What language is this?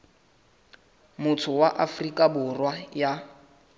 Southern Sotho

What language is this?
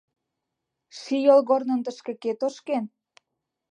Mari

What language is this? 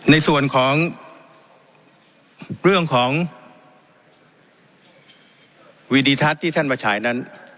Thai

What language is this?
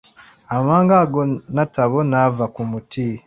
Ganda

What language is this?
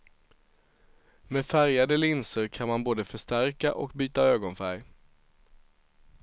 Swedish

